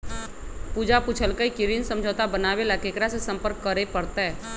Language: Magahi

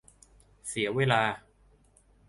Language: Thai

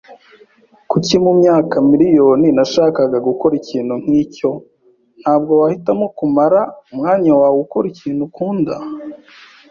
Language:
Kinyarwanda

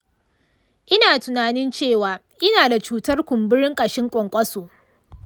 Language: Hausa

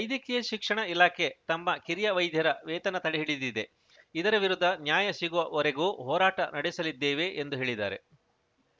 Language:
Kannada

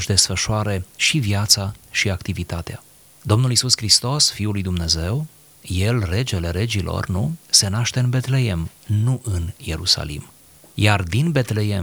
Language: Romanian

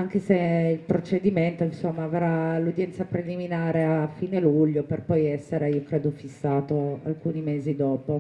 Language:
Italian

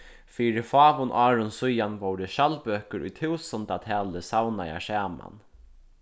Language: Faroese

